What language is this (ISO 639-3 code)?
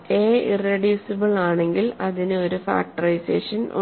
mal